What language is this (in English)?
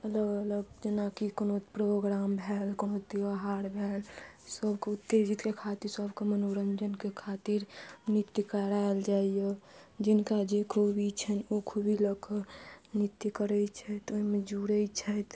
Maithili